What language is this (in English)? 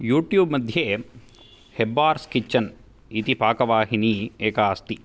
Sanskrit